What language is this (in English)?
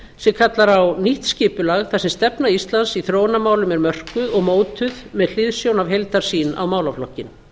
Icelandic